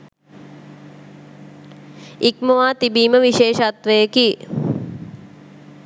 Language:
Sinhala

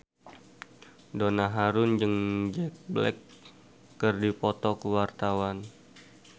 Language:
Sundanese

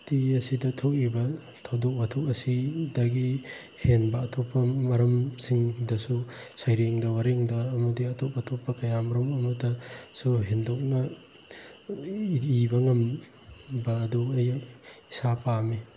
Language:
Manipuri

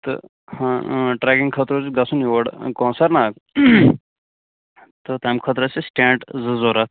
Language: Kashmiri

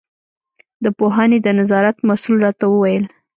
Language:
Pashto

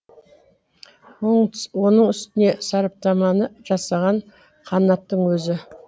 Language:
Kazakh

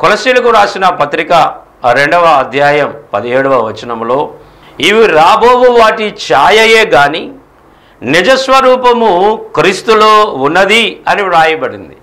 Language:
Telugu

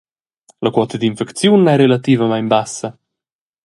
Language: Romansh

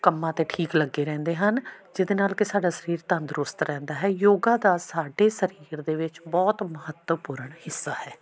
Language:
Punjabi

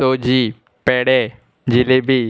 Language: Konkani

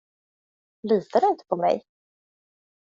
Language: Swedish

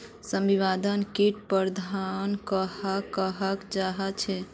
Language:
Magahi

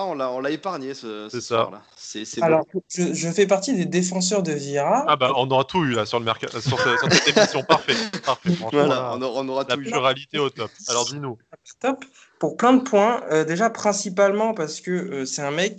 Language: French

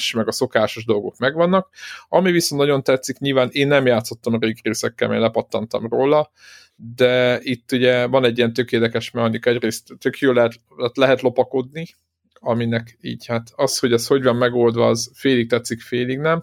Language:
Hungarian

